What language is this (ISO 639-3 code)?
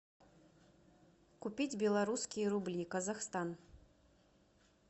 rus